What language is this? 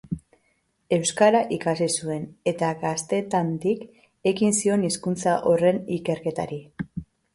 Basque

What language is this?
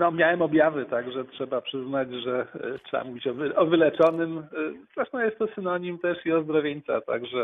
Polish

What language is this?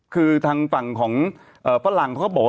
Thai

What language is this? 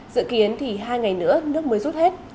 Vietnamese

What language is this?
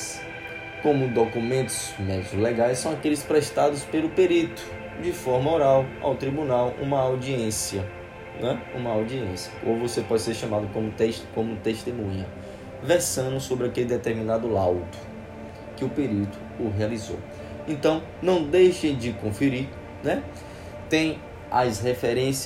Portuguese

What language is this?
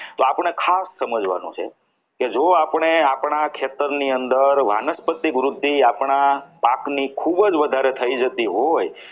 Gujarati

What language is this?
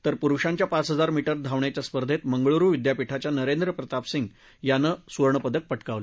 Marathi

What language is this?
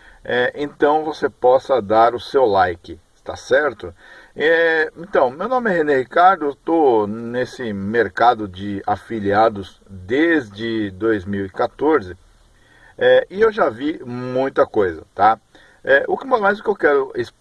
Portuguese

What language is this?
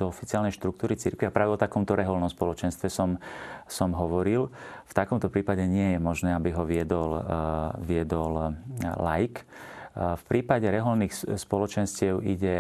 Slovak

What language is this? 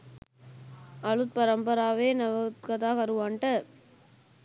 Sinhala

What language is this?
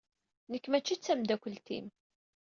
Kabyle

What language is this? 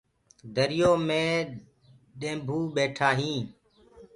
Gurgula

